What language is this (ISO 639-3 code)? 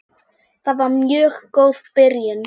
isl